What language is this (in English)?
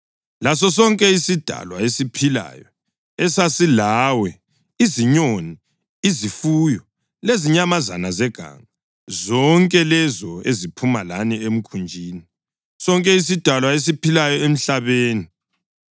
North Ndebele